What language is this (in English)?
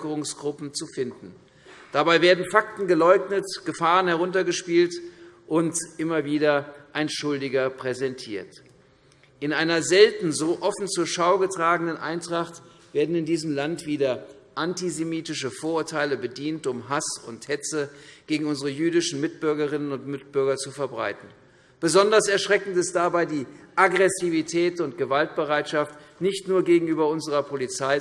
German